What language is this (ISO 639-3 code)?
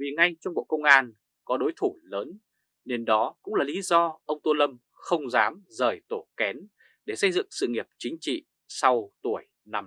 vie